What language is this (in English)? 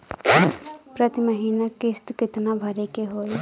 Bhojpuri